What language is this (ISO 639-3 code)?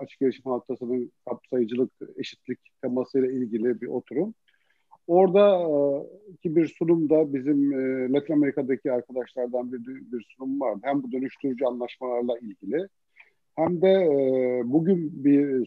tur